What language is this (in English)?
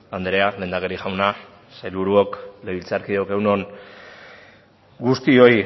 Basque